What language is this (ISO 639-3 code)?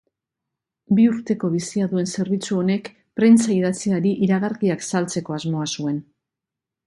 eus